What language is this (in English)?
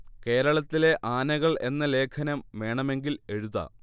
Malayalam